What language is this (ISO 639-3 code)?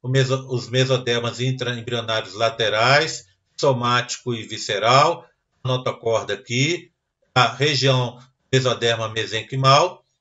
por